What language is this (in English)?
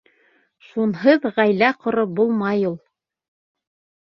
Bashkir